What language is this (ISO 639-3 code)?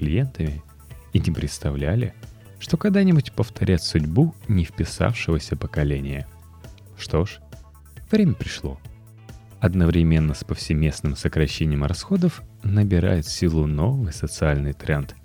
rus